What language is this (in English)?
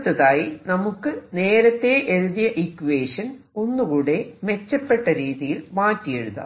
Malayalam